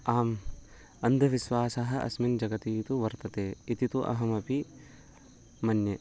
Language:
Sanskrit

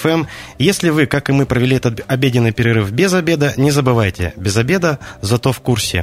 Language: Russian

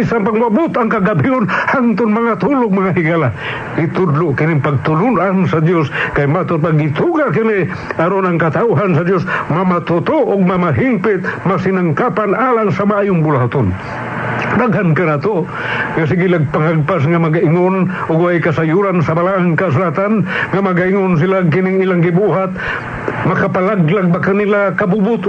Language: Filipino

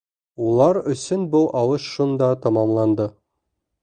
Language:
Bashkir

